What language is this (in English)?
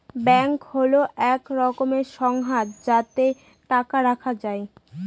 Bangla